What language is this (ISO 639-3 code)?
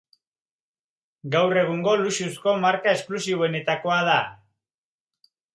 eus